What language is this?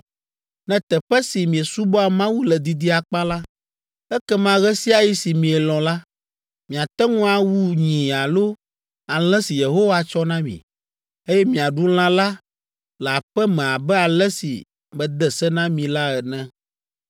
Ewe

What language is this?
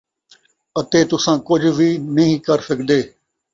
Saraiki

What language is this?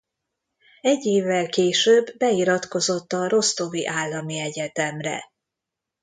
Hungarian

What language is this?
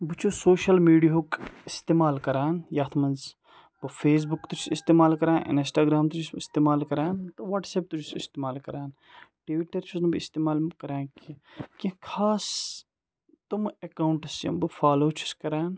Kashmiri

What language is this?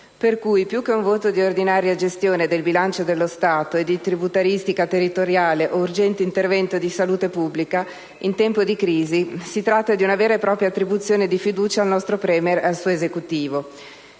Italian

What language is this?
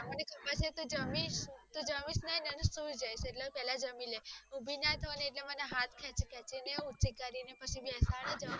Gujarati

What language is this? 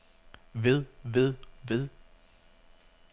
Danish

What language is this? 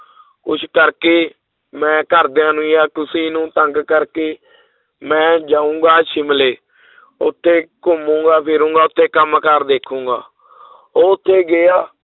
Punjabi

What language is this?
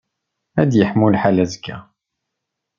Kabyle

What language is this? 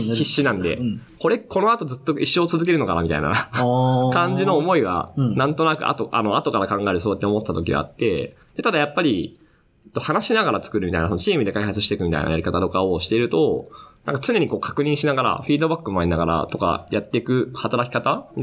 Japanese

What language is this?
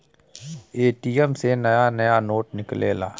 Bhojpuri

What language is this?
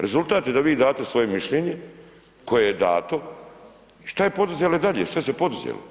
Croatian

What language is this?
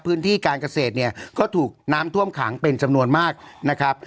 Thai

